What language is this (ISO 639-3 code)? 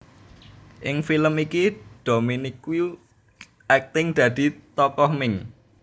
jav